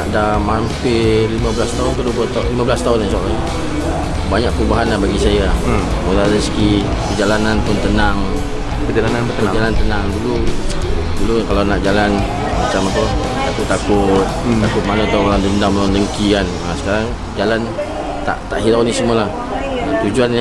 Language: Malay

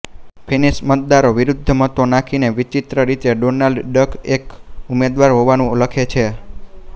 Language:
Gujarati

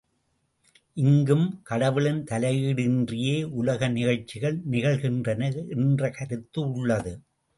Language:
Tamil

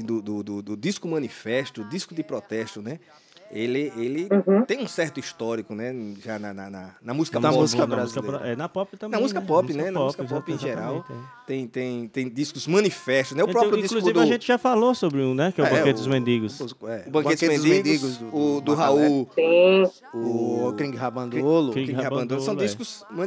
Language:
Portuguese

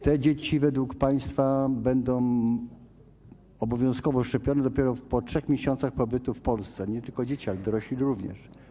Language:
Polish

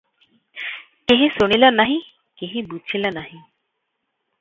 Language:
Odia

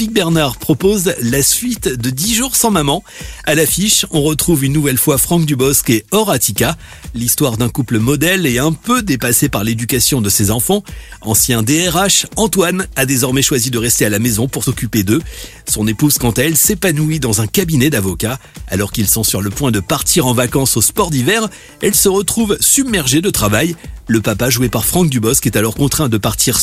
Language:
French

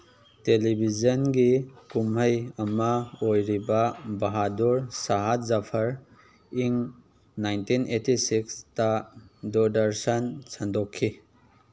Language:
Manipuri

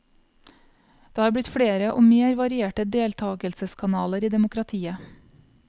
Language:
Norwegian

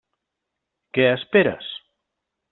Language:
Catalan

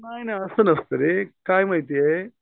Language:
Marathi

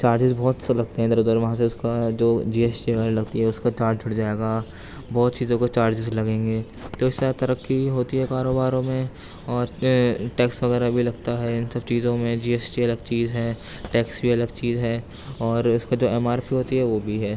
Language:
Urdu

